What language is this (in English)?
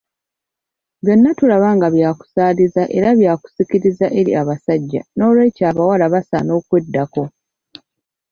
Ganda